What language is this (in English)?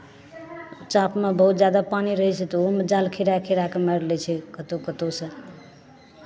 Maithili